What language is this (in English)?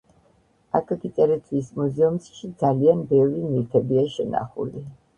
Georgian